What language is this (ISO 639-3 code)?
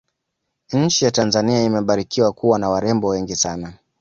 swa